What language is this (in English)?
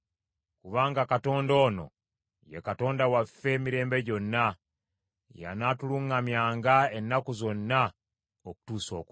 Ganda